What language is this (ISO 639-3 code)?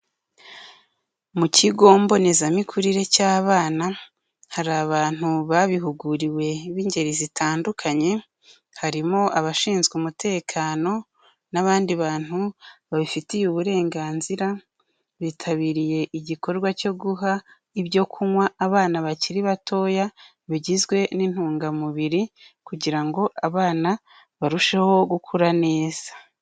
kin